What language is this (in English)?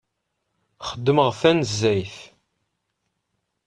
Kabyle